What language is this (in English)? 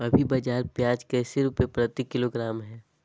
Magahi